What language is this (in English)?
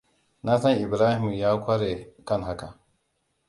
Hausa